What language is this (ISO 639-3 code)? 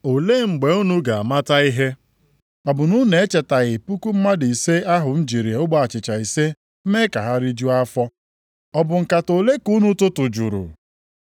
ibo